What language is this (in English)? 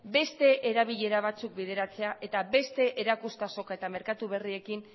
Basque